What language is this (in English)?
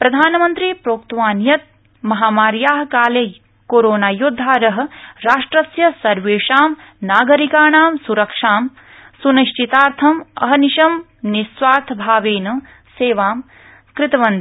Sanskrit